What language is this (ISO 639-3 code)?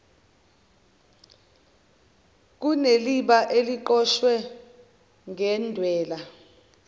zul